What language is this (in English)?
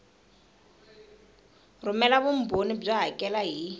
Tsonga